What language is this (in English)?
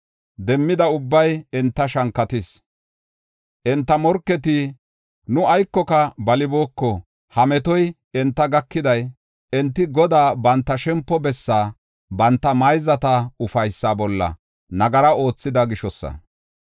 Gofa